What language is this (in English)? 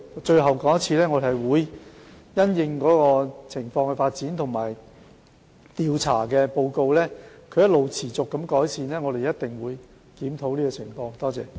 Cantonese